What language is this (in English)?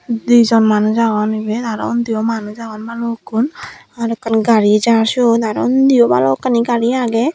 Chakma